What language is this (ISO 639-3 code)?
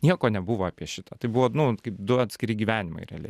lit